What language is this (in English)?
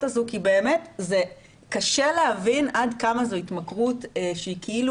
Hebrew